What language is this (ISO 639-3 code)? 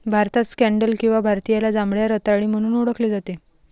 mar